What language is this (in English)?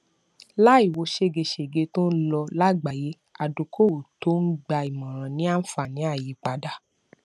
Yoruba